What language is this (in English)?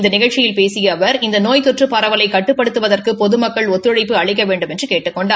Tamil